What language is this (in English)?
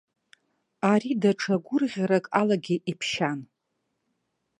Abkhazian